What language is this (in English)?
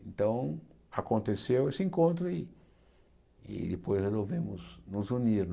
Portuguese